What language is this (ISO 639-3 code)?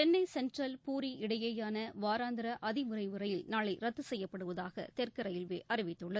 tam